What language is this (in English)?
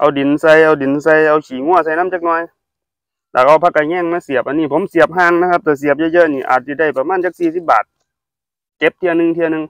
Thai